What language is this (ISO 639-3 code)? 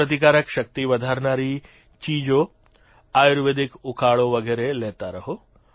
guj